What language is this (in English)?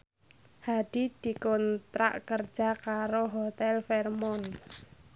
Javanese